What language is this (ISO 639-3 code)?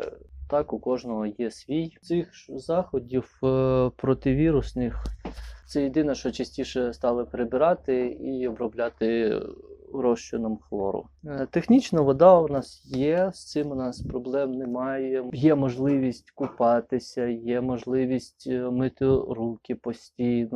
ukr